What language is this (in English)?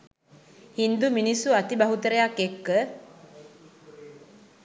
Sinhala